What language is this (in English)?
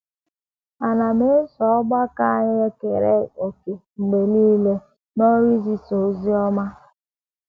Igbo